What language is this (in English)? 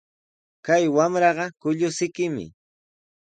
Sihuas Ancash Quechua